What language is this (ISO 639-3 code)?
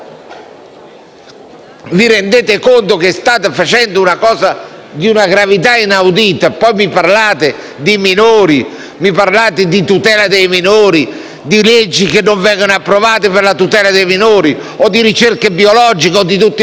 ita